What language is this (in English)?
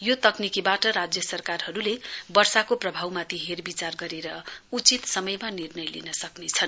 Nepali